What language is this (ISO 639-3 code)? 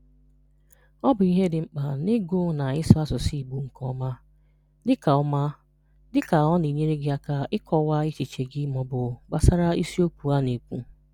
ibo